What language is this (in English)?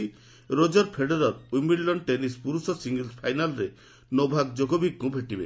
Odia